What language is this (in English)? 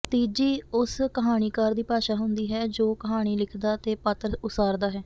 Punjabi